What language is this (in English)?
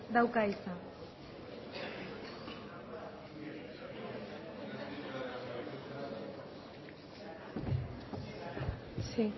Basque